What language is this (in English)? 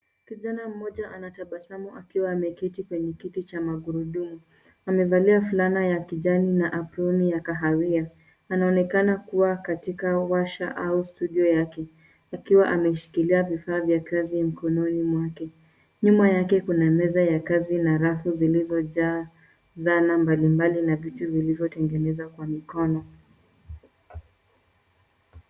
Swahili